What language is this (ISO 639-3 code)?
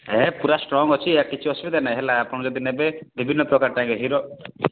ori